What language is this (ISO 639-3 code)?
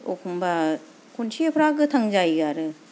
brx